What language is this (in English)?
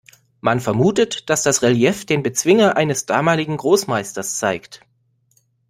German